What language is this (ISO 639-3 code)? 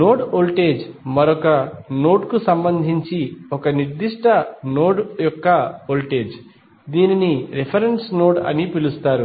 tel